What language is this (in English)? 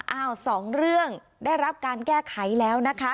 Thai